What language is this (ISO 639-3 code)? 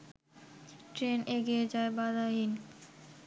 ben